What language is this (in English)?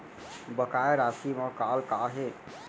Chhattisgarhi